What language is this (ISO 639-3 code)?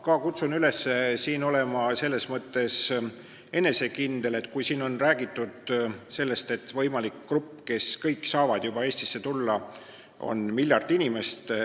est